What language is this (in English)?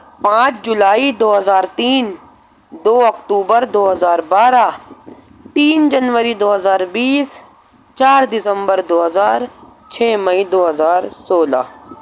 Urdu